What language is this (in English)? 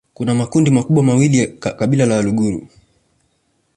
Swahili